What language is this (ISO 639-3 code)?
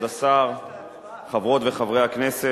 heb